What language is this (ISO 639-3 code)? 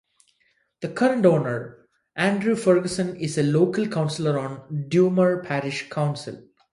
eng